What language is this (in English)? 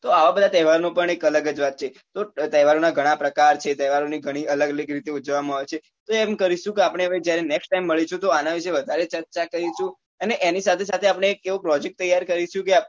Gujarati